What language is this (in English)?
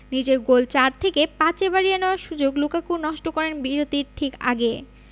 Bangla